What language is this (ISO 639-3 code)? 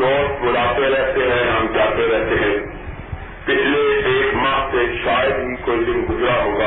urd